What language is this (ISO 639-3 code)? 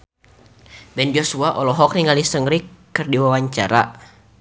sun